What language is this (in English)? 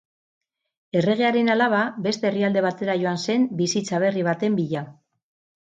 Basque